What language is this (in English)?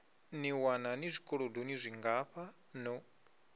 Venda